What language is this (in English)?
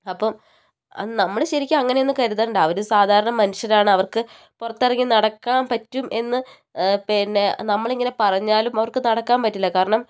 Malayalam